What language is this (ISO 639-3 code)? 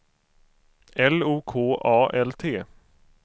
swe